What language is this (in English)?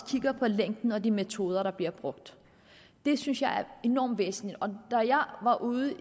Danish